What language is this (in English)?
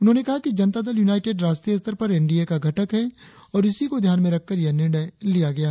Hindi